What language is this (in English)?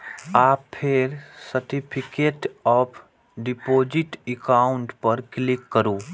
Maithili